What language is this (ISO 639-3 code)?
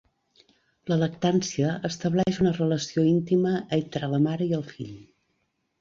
cat